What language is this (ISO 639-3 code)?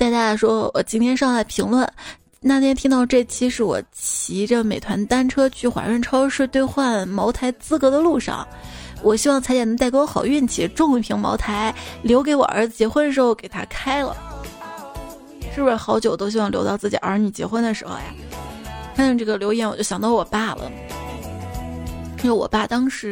zho